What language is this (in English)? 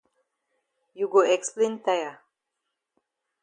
Cameroon Pidgin